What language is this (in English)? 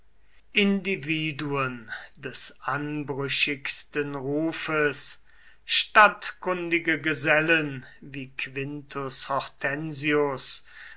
German